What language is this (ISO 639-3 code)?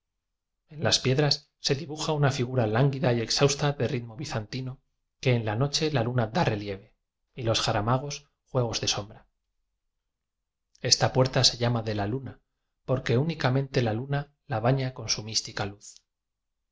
spa